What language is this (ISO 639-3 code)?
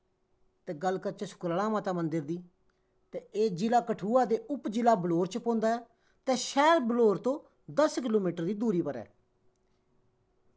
doi